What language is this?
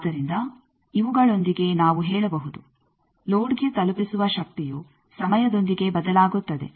Kannada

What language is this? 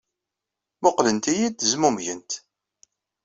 Kabyle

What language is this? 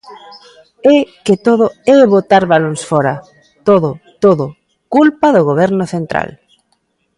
Galician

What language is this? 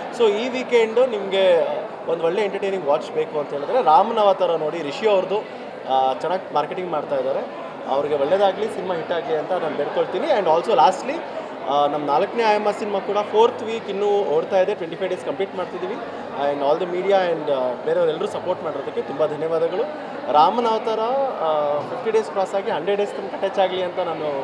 Kannada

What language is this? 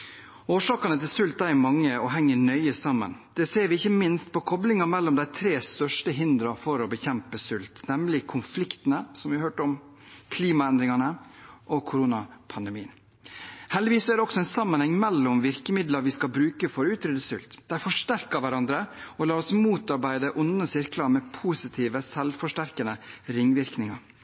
Norwegian Bokmål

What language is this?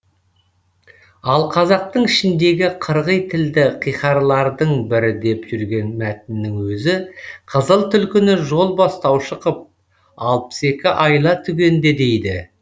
Kazakh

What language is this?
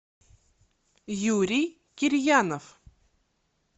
Russian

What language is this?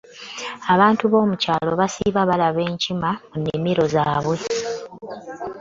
Ganda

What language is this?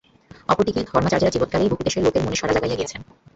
Bangla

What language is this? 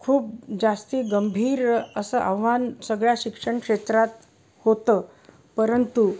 Marathi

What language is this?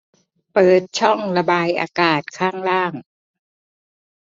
Thai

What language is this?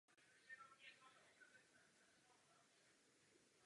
Czech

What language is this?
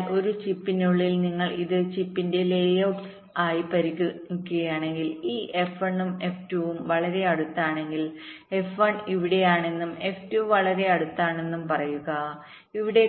Malayalam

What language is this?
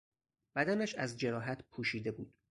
Persian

